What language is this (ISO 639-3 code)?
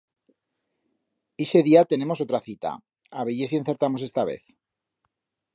arg